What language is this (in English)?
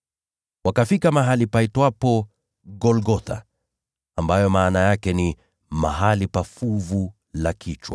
Swahili